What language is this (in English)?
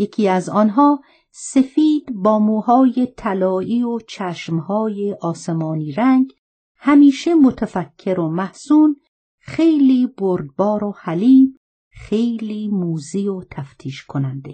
Persian